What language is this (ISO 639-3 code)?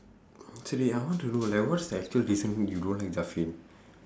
eng